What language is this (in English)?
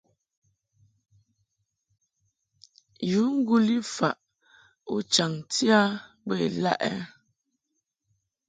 Mungaka